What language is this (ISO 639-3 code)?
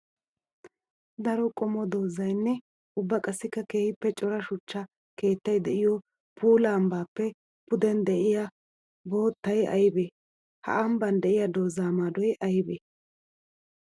wal